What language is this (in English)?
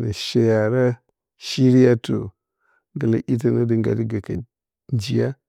Bacama